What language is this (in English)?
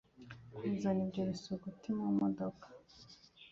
Kinyarwanda